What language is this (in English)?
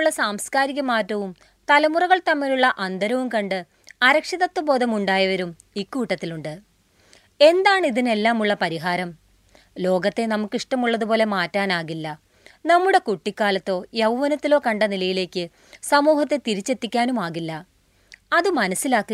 Malayalam